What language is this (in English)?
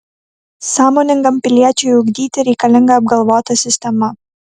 Lithuanian